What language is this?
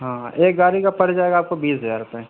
Urdu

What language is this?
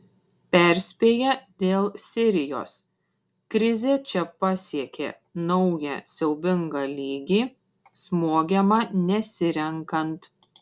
Lithuanian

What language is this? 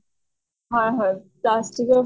Assamese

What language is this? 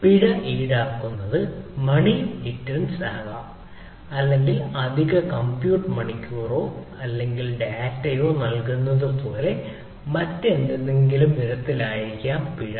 Malayalam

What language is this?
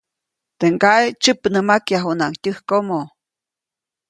Copainalá Zoque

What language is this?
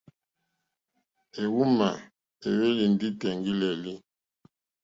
Mokpwe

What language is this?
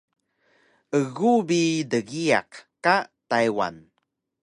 Taroko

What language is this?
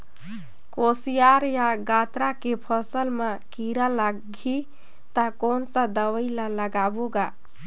Chhattisgarhi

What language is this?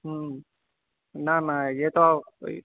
Urdu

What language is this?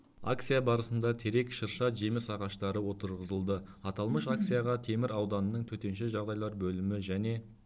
Kazakh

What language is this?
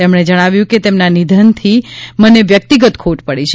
Gujarati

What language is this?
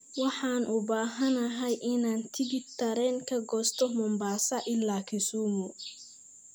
Somali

